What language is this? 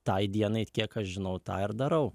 Lithuanian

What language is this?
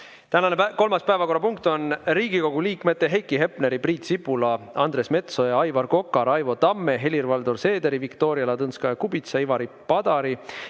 Estonian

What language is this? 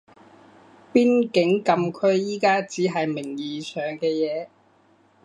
Cantonese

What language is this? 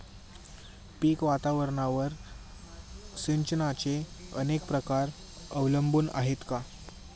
Marathi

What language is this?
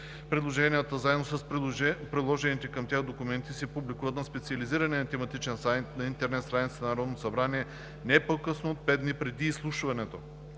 Bulgarian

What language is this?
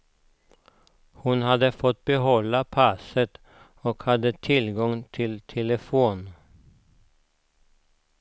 Swedish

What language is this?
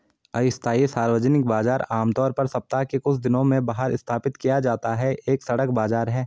Hindi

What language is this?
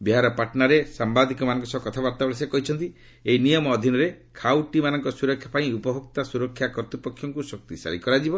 Odia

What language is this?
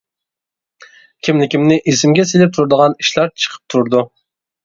Uyghur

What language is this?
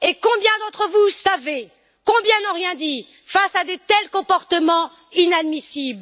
French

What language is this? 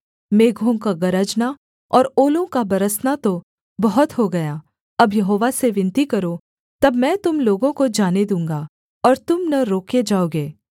Hindi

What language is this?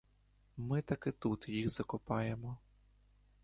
Ukrainian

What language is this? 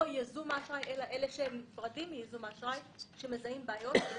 Hebrew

